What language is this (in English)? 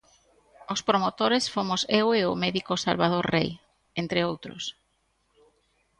Galician